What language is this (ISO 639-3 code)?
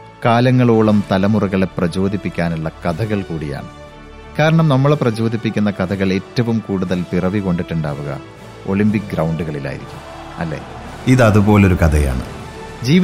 mal